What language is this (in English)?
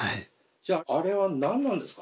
Japanese